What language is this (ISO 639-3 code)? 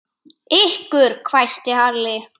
isl